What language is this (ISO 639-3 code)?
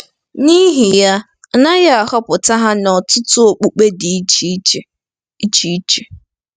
ibo